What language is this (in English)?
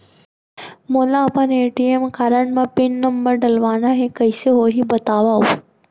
Chhattisgarhi